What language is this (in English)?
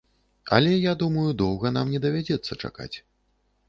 Belarusian